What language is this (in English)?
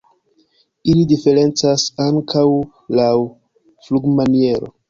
Esperanto